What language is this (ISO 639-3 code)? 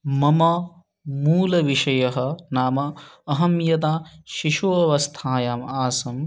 san